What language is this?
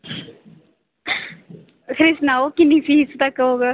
Dogri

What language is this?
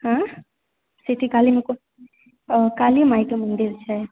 Maithili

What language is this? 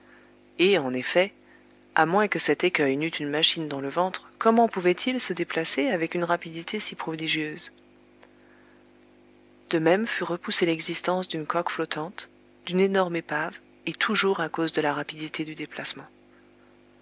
French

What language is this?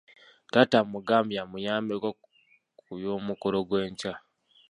Ganda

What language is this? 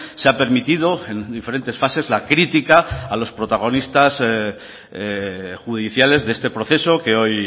Spanish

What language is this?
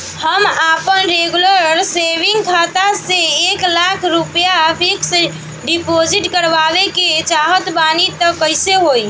Bhojpuri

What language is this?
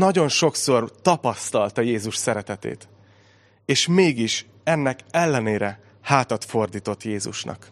Hungarian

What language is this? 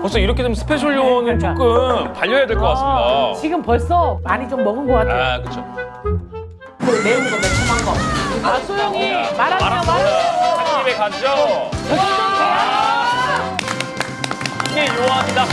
Korean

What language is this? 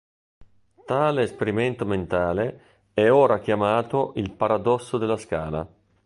Italian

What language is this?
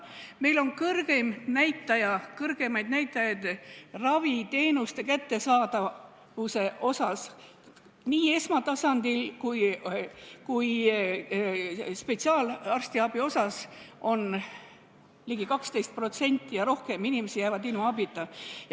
Estonian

